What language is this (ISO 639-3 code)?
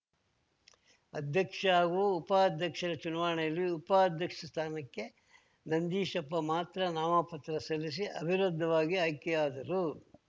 kan